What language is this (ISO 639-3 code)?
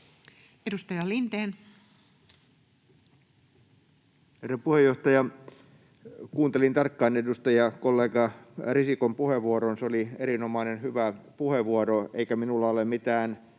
fin